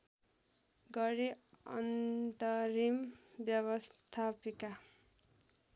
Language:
Nepali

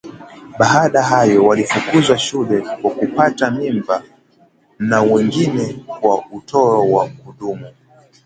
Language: Swahili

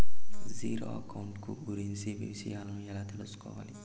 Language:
Telugu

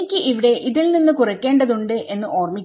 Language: Malayalam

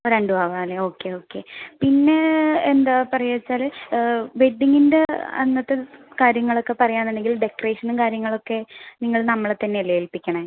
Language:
Malayalam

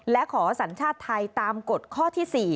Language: Thai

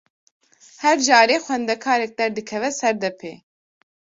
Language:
Kurdish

